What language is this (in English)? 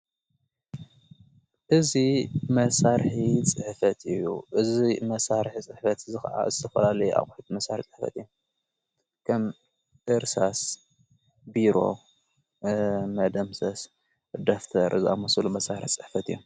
Tigrinya